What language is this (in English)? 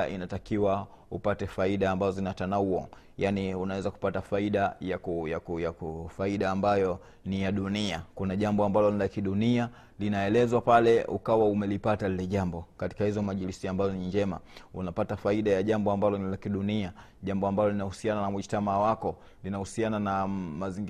Swahili